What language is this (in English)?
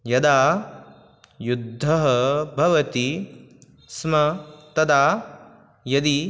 Sanskrit